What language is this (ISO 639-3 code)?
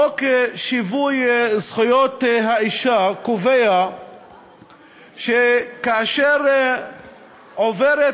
heb